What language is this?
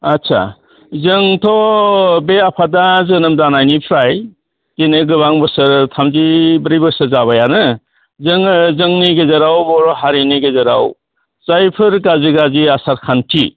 Bodo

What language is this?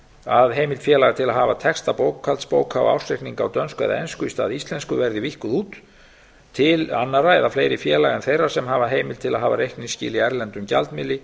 Icelandic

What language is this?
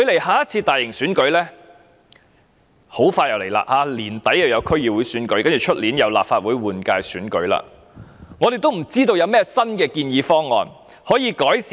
Cantonese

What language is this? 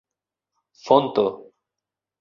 Esperanto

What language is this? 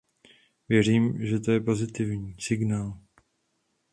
Czech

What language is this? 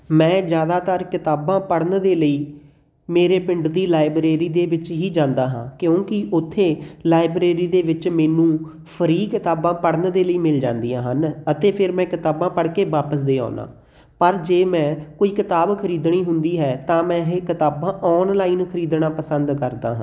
Punjabi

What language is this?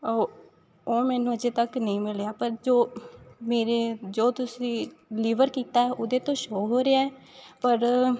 Punjabi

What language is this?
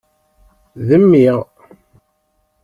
Kabyle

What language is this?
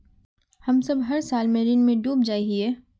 Magahi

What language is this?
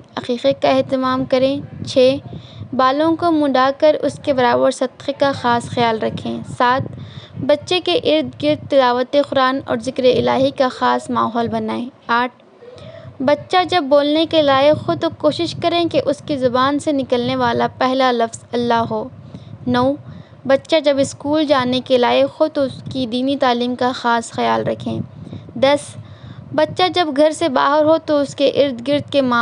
Urdu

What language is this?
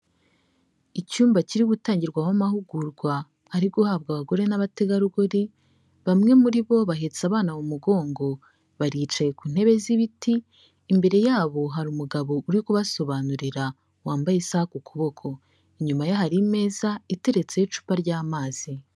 Kinyarwanda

